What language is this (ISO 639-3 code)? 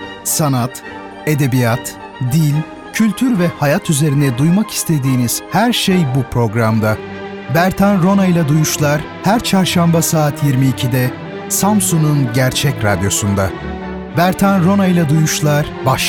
tur